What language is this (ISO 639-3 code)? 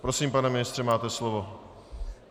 ces